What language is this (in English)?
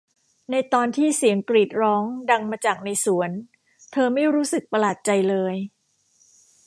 Thai